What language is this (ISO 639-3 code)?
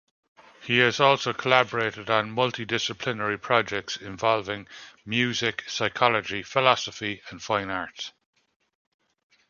eng